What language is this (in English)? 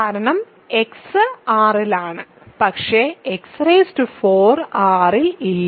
Malayalam